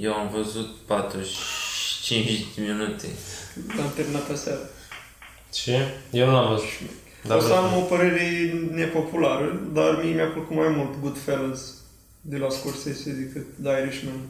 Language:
Romanian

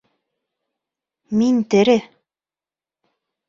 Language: Bashkir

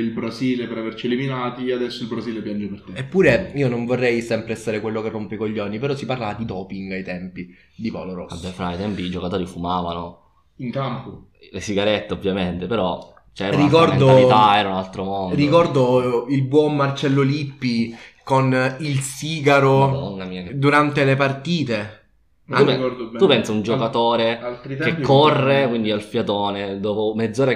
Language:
Italian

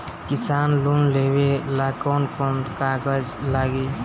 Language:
Bhojpuri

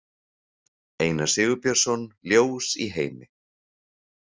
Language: Icelandic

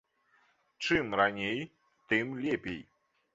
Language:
Belarusian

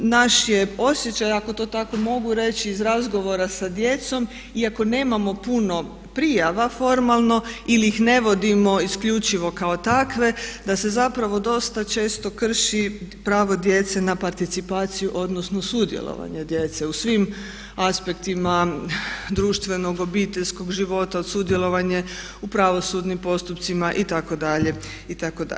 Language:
Croatian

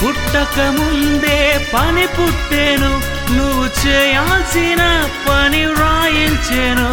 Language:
Telugu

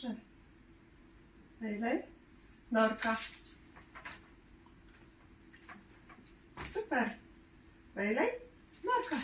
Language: Polish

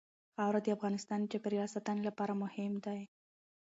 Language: Pashto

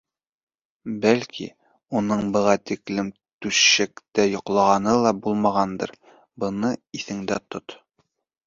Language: Bashkir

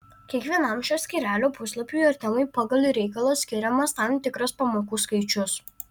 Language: Lithuanian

